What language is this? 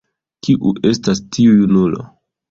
Esperanto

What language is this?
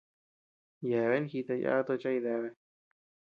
Tepeuxila Cuicatec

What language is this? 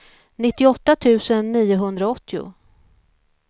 Swedish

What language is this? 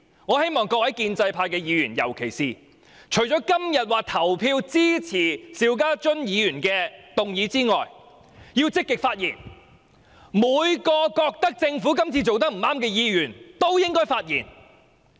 Cantonese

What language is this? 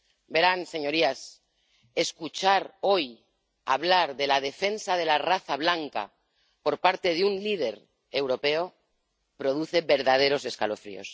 Spanish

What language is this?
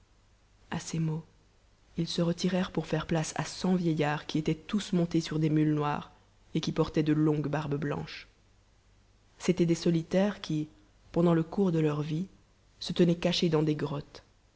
French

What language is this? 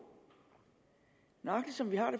Danish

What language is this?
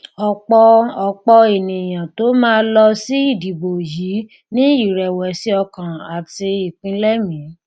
Yoruba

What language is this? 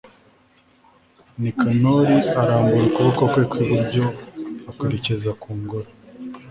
Kinyarwanda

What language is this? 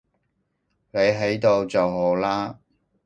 Cantonese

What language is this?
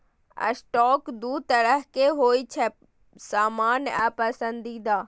Maithili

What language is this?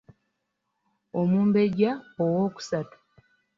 Ganda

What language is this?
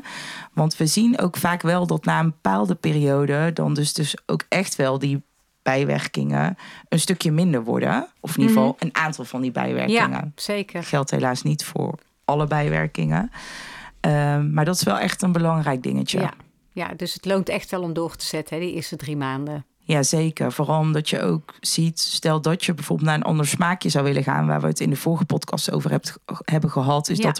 Dutch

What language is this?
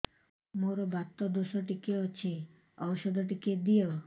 Odia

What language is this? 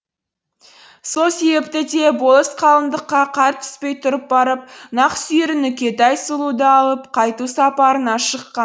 Kazakh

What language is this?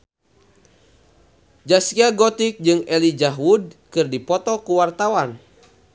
Sundanese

